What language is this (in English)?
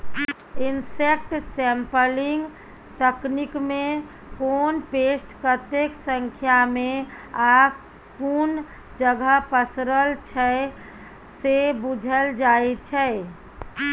Maithili